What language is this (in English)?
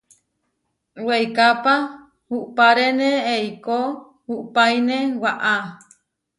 Huarijio